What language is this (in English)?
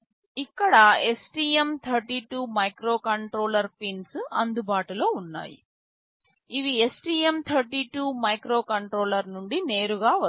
Telugu